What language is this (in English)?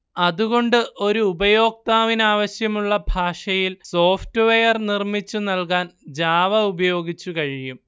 Malayalam